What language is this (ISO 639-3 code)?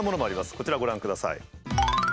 jpn